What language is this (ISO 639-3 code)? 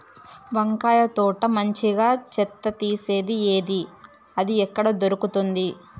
tel